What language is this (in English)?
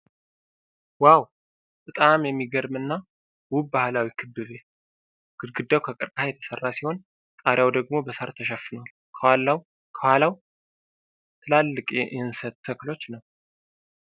Amharic